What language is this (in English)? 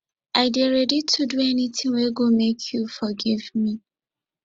Nigerian Pidgin